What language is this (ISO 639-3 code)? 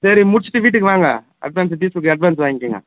tam